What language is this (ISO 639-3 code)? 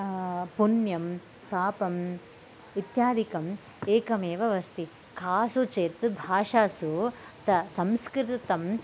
san